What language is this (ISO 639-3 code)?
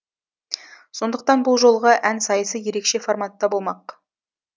kaz